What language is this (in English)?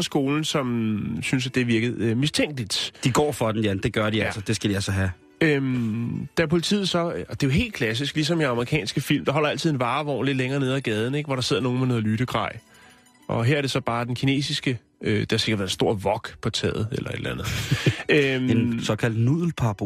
Danish